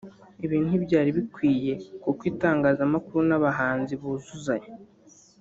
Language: Kinyarwanda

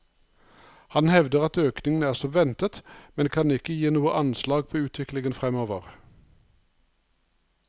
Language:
Norwegian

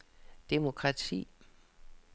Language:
Danish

